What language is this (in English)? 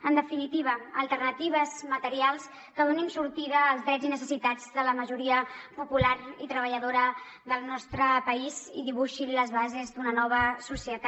Catalan